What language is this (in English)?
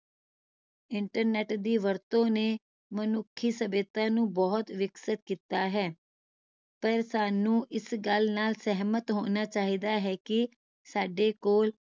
Punjabi